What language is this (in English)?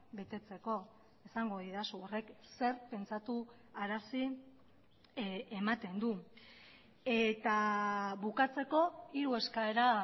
Basque